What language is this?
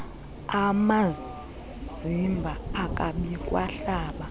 Xhosa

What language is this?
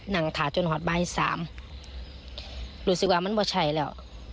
Thai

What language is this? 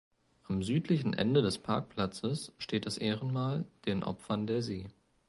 German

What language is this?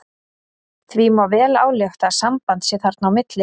Icelandic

